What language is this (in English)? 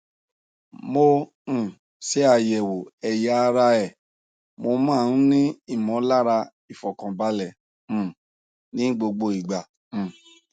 Yoruba